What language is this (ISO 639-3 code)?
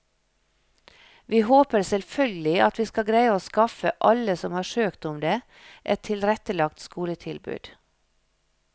nor